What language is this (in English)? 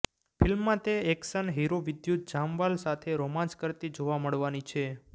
Gujarati